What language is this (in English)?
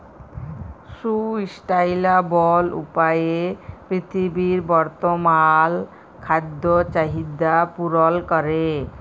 Bangla